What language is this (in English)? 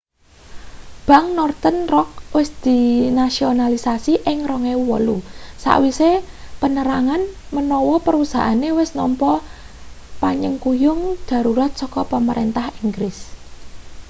Javanese